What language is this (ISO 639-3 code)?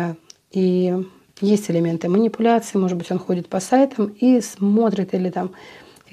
rus